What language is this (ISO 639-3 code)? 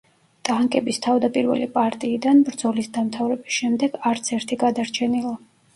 kat